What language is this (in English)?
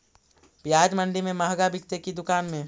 Magahi